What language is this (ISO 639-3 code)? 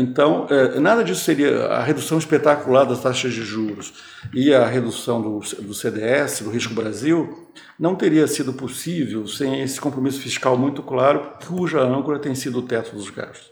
por